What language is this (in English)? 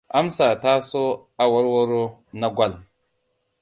Hausa